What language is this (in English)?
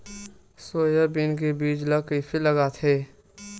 Chhattisgarhi